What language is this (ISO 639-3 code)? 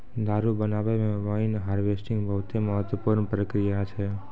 mai